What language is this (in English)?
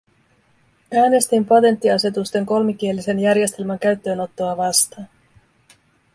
Finnish